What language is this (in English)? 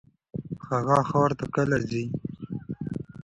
Pashto